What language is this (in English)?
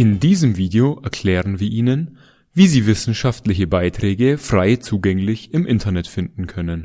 German